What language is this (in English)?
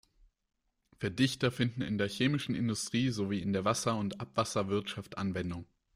German